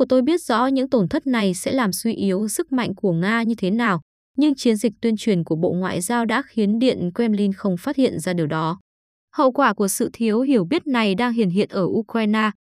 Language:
Vietnamese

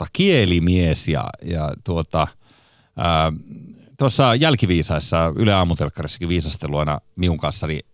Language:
Finnish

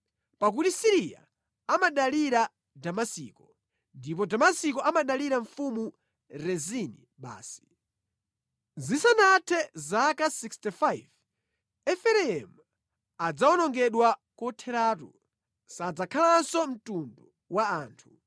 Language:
Nyanja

